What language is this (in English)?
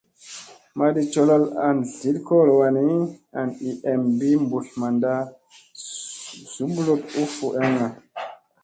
Musey